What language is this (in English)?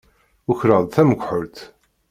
Kabyle